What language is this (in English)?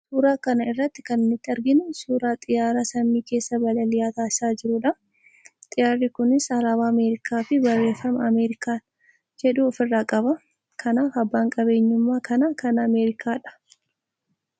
Oromo